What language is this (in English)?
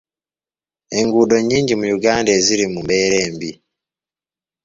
Ganda